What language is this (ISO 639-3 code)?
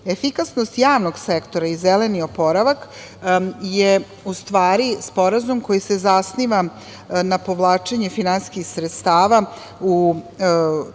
srp